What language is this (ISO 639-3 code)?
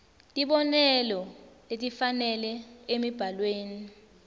ssw